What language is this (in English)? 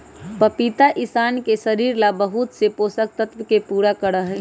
Magahi